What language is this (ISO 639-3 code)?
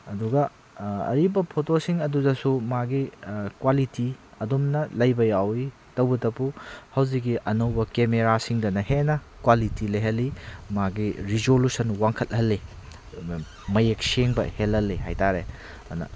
mni